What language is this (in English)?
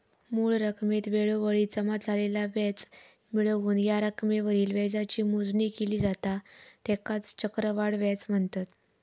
Marathi